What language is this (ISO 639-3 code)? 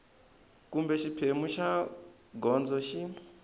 tso